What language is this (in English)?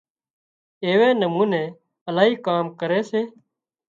Wadiyara Koli